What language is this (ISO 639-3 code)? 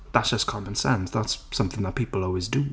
cym